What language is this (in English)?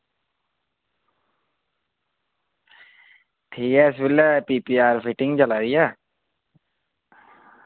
Dogri